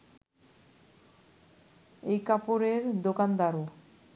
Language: Bangla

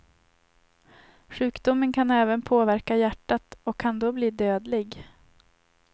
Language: Swedish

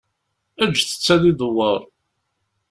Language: Kabyle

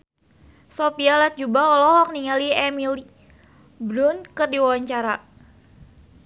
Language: Sundanese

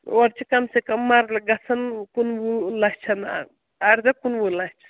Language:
Kashmiri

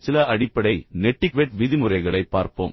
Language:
Tamil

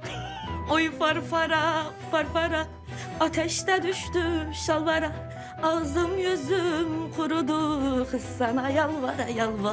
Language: Turkish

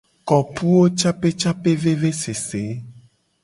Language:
Gen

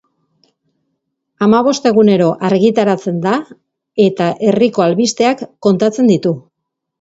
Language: Basque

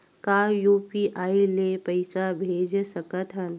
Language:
Chhattisgarhi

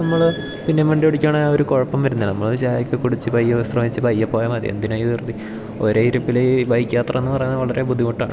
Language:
Malayalam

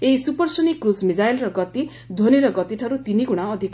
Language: Odia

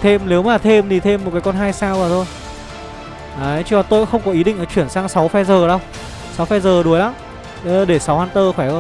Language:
Vietnamese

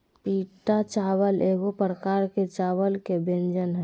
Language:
Magahi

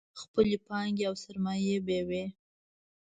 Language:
Pashto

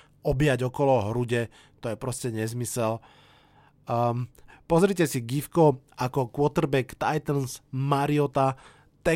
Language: Slovak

